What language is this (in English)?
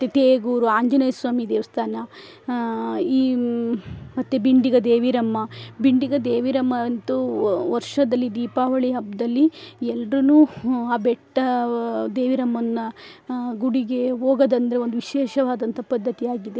Kannada